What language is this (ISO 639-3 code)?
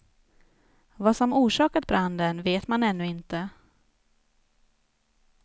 swe